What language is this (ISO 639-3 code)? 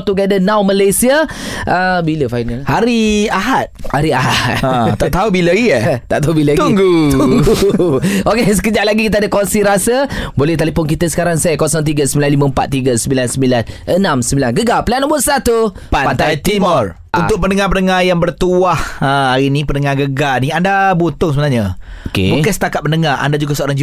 msa